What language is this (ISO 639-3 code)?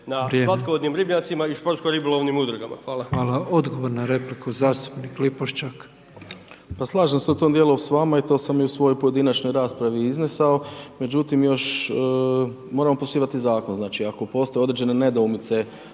hrv